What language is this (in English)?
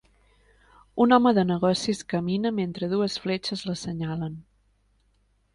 Catalan